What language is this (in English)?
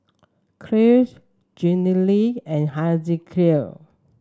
English